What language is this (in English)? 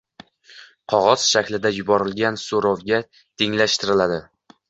Uzbek